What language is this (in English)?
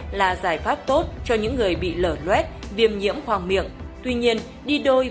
Vietnamese